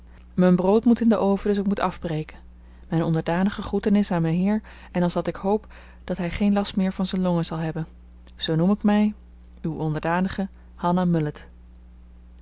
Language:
Dutch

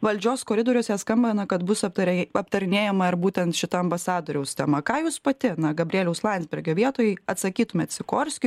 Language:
Lithuanian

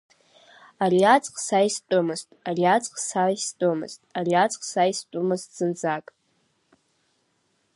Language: Abkhazian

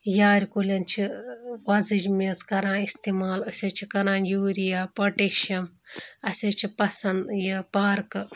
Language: Kashmiri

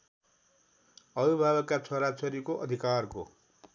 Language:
Nepali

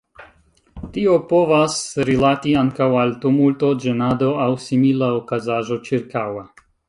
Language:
Esperanto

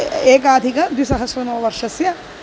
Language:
Sanskrit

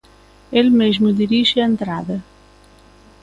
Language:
Galician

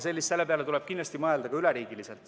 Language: Estonian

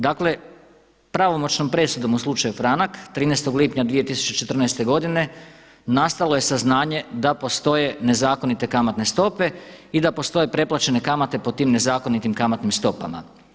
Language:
Croatian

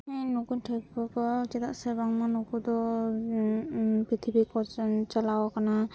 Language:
Santali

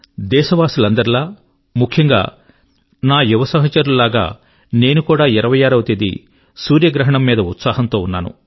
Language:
Telugu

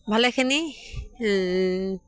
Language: Assamese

